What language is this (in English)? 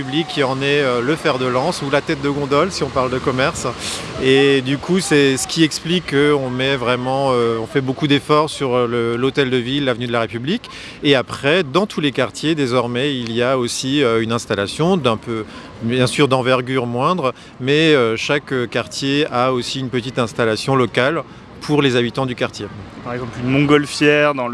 French